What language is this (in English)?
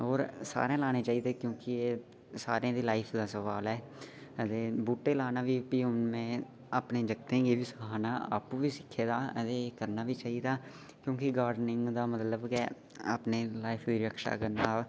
Dogri